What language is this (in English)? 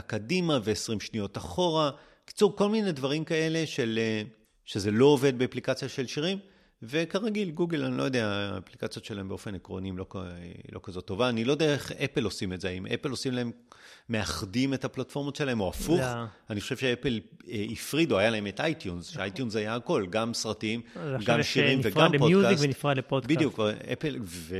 Hebrew